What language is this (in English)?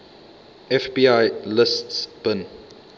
English